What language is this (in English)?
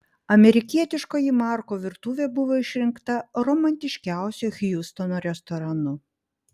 Lithuanian